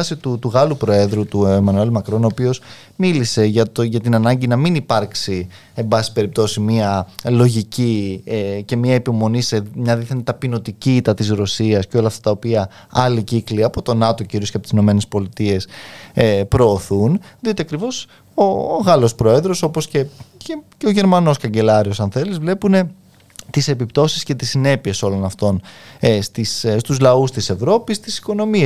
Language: Greek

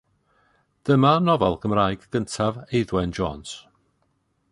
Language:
Welsh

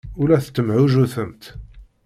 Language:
Kabyle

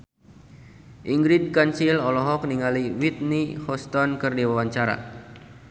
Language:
Sundanese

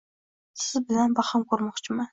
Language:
Uzbek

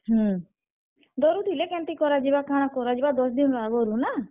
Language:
Odia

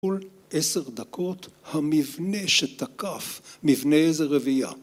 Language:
Hebrew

